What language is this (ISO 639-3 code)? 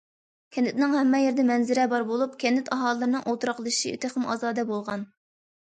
uig